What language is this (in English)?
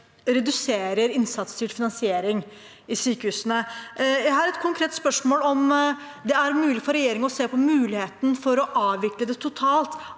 Norwegian